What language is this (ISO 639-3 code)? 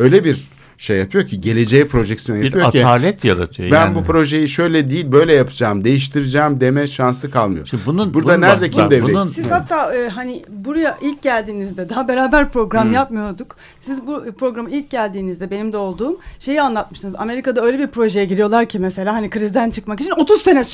tur